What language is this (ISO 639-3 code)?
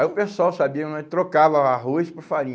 por